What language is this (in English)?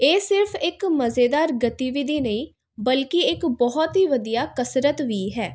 Punjabi